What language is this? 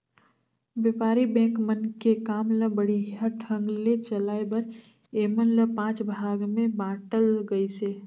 Chhattisgarhi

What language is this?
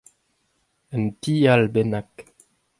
Breton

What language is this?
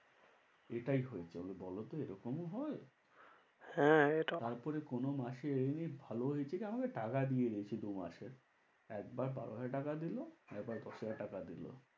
Bangla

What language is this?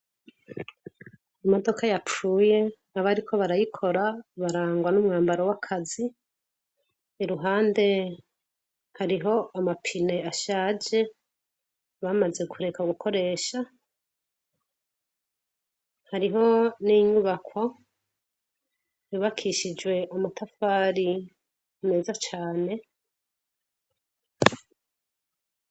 Rundi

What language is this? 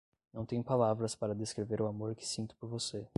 Portuguese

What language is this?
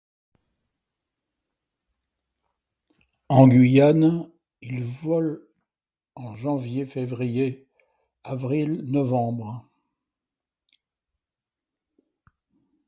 French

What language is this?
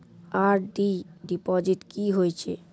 Maithili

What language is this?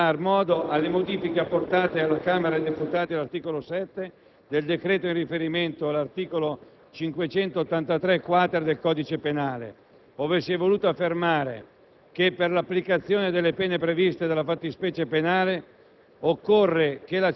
Italian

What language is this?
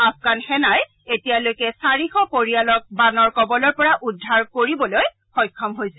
Assamese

